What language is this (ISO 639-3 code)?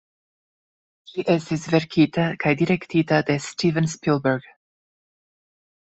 epo